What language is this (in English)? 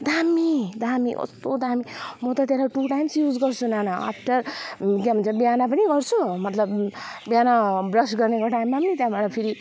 Nepali